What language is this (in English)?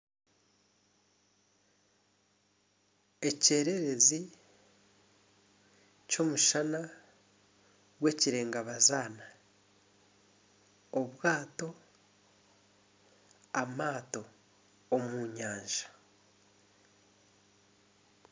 Nyankole